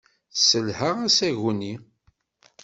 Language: Kabyle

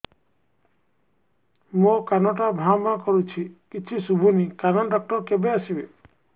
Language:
Odia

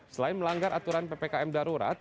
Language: Indonesian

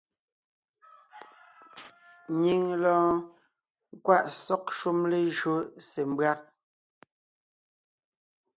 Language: Ngiemboon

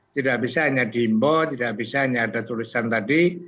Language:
Indonesian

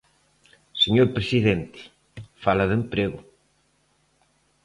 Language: Galician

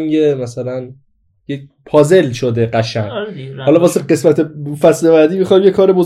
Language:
Persian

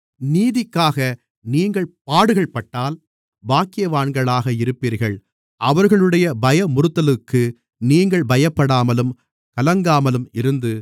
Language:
Tamil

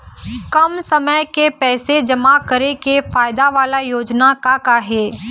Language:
Chhattisgarhi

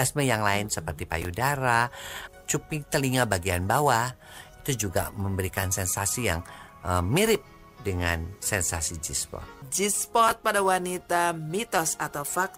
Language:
Indonesian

